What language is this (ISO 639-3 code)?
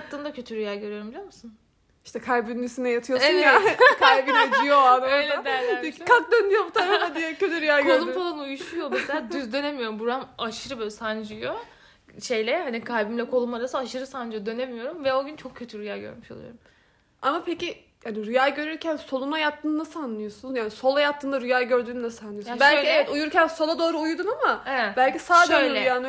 tur